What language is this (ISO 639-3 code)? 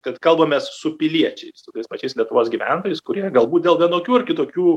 lit